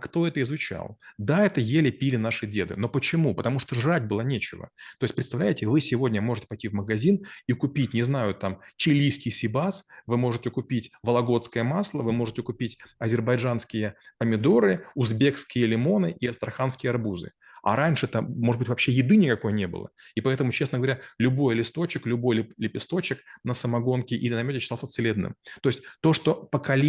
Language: Russian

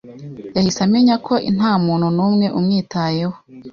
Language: Kinyarwanda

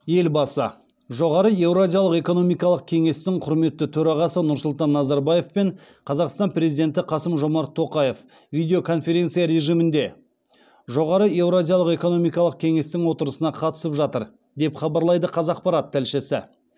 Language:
Kazakh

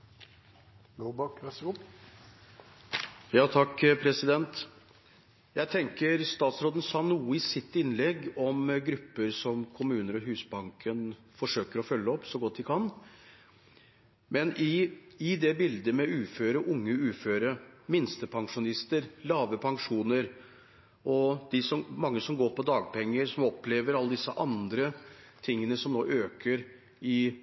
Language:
Norwegian Bokmål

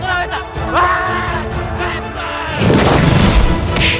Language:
Indonesian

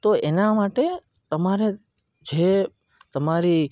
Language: Gujarati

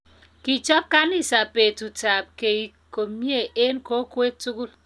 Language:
Kalenjin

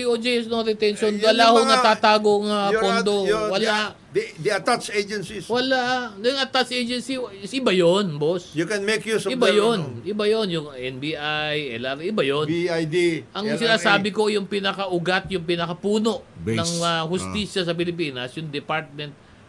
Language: Filipino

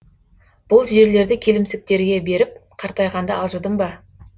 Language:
Kazakh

